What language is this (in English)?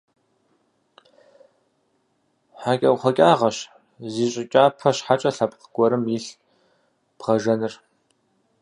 Kabardian